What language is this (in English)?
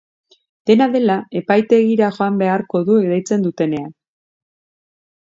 Basque